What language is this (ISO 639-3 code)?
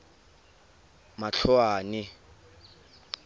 tsn